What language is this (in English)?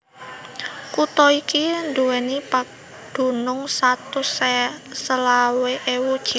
Javanese